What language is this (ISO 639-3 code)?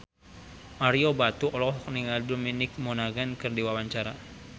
sun